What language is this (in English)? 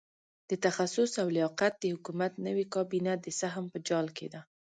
Pashto